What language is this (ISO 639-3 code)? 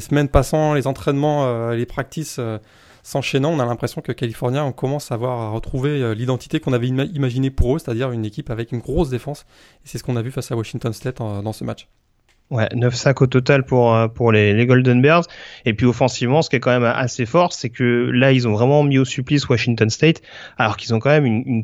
fra